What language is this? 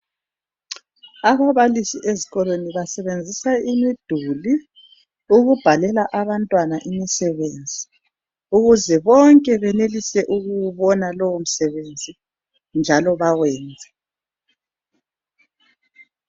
North Ndebele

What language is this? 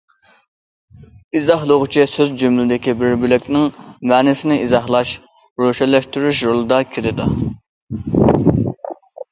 Uyghur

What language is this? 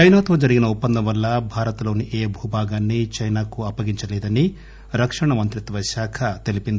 Telugu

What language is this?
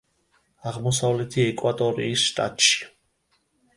Georgian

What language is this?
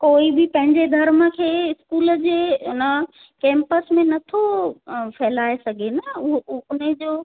Sindhi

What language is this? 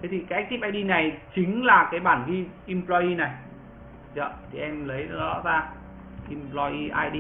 Vietnamese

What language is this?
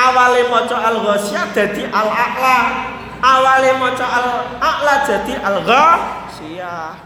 Indonesian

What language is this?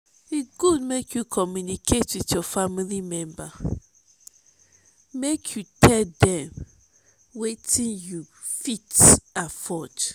Nigerian Pidgin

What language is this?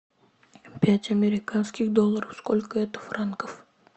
Russian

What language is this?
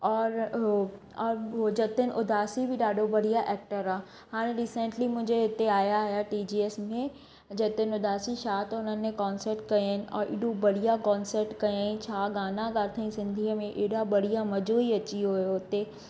Sindhi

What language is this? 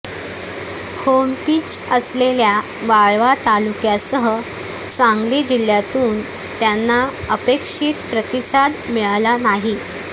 Marathi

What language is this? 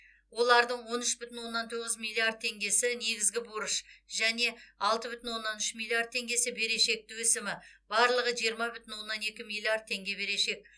Kazakh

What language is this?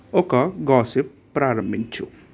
Telugu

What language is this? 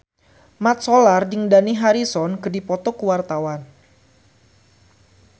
Sundanese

